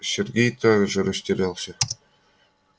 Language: Russian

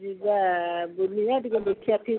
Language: Odia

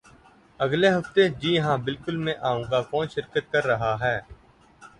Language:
Urdu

